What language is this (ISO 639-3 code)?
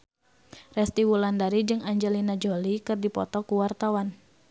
sun